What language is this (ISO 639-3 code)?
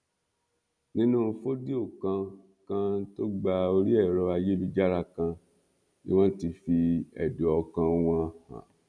yor